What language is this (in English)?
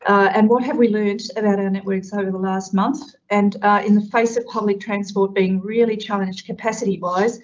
English